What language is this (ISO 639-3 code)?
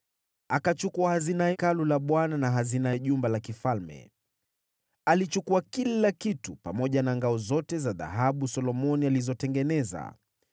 swa